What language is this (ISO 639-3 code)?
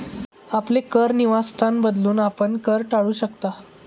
mar